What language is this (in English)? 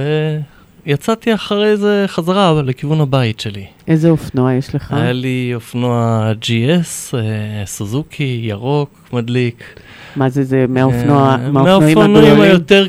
Hebrew